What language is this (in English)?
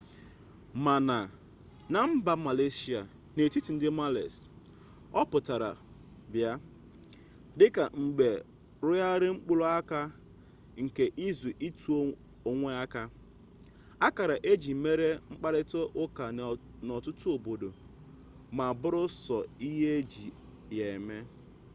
Igbo